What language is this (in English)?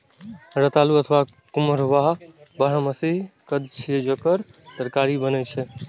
Maithili